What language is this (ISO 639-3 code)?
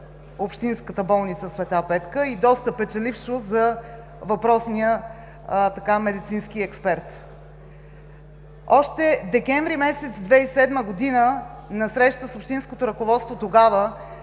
bul